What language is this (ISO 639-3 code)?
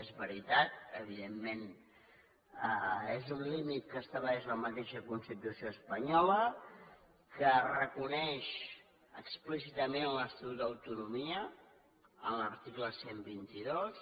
cat